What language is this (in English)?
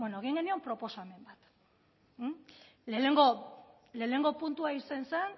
Basque